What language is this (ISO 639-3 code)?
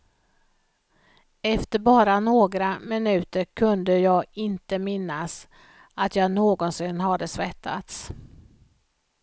swe